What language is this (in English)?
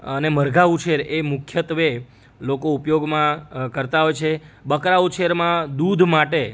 Gujarati